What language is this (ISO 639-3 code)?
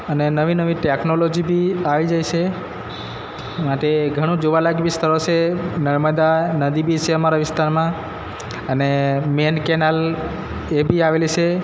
guj